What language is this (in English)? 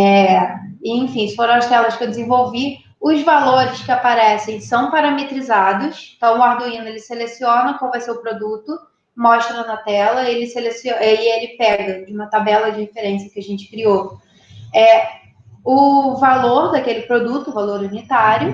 Portuguese